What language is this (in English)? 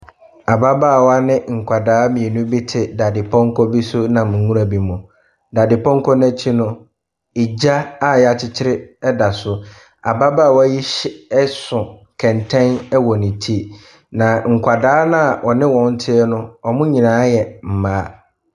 Akan